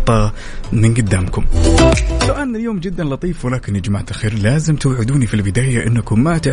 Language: Arabic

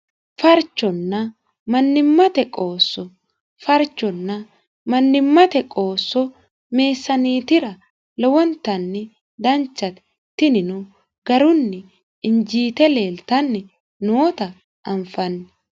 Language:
Sidamo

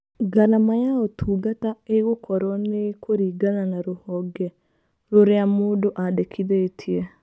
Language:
Kikuyu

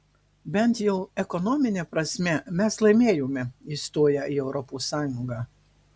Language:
Lithuanian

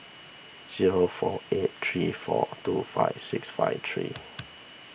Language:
English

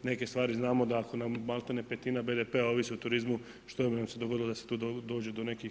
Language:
Croatian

